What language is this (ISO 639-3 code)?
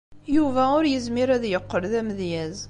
kab